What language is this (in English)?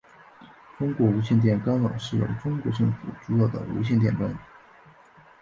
Chinese